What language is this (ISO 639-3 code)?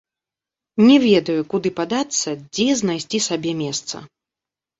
bel